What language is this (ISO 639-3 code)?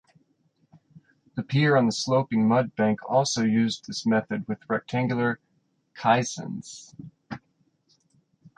eng